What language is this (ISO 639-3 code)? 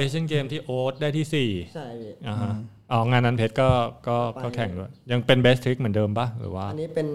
tha